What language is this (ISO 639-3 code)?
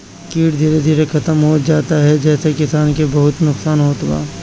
bho